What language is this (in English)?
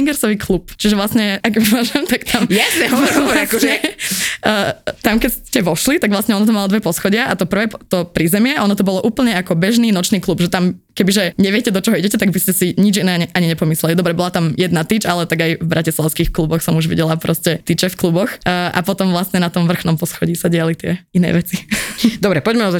Slovak